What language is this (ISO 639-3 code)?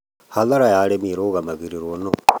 kik